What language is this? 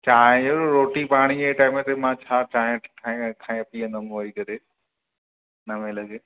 Sindhi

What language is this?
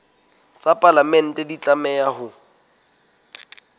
Southern Sotho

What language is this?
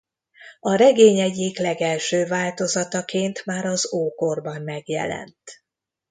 Hungarian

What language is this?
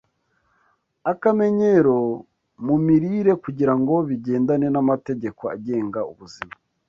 Kinyarwanda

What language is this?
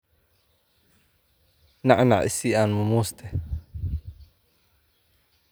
Somali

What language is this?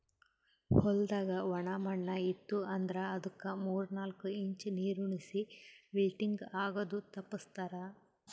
Kannada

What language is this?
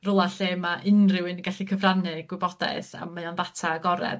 Welsh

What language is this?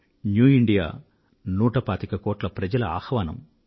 Telugu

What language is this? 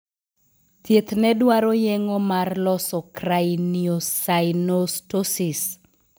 Luo (Kenya and Tanzania)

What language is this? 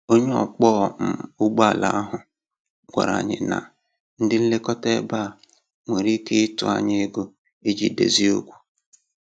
Igbo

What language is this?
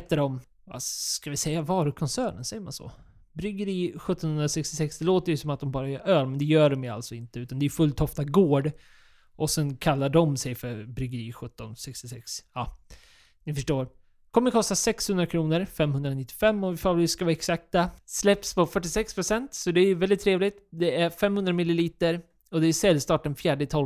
Swedish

